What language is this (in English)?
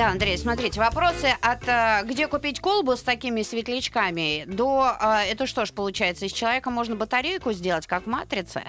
Russian